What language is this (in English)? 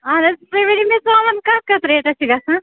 Kashmiri